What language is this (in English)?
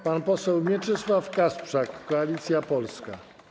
Polish